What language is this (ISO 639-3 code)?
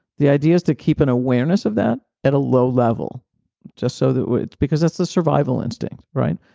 eng